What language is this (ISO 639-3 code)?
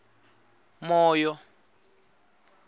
tso